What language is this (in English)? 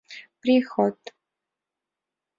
Mari